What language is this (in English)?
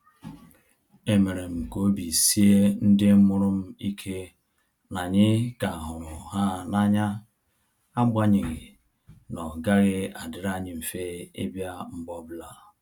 Igbo